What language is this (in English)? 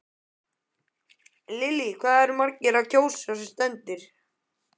Icelandic